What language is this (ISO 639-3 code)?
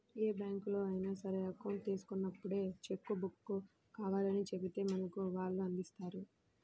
tel